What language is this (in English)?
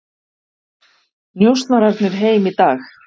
Icelandic